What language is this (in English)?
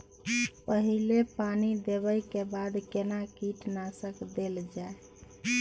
Maithili